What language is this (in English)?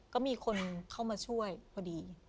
Thai